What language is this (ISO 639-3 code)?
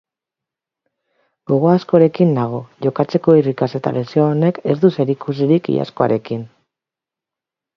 eus